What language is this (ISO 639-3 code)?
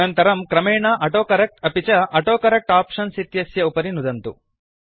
san